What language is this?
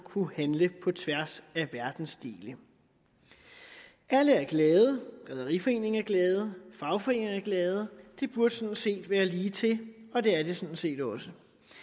Danish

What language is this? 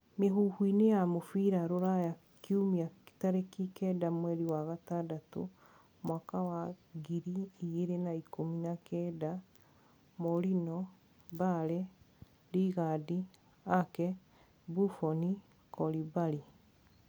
Kikuyu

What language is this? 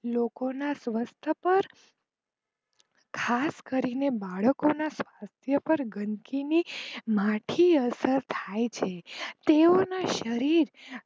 Gujarati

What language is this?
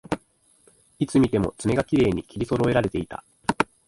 Japanese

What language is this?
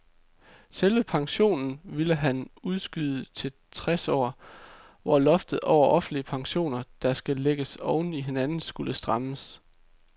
Danish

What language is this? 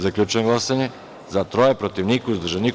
Serbian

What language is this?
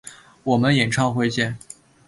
Chinese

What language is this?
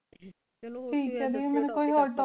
Punjabi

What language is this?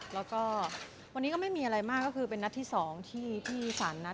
Thai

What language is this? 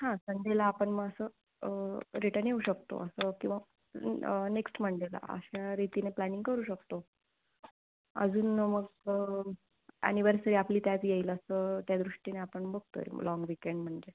Marathi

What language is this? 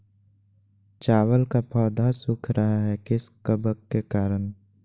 Magahi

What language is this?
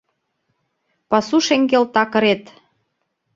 Mari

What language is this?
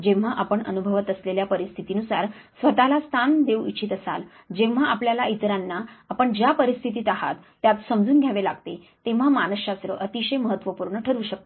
Marathi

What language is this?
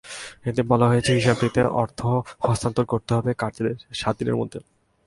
Bangla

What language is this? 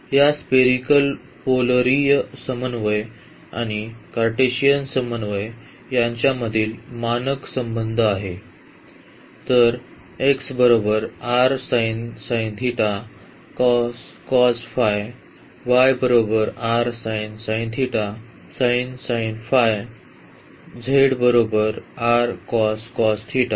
Marathi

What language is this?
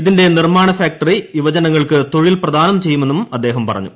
Malayalam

